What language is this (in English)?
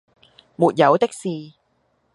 Cantonese